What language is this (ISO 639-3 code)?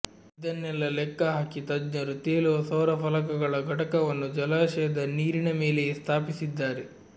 kan